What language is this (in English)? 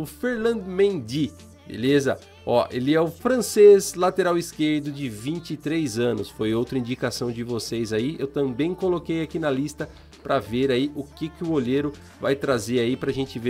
Portuguese